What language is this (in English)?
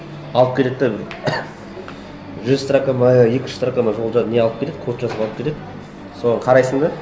Kazakh